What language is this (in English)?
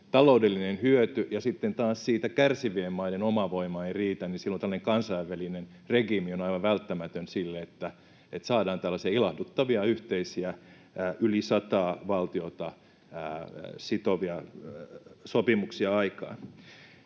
Finnish